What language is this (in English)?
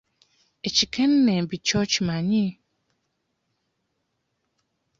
Ganda